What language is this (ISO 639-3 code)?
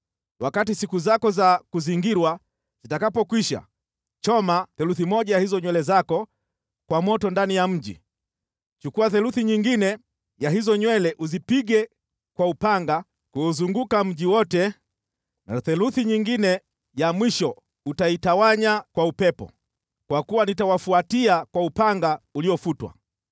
swa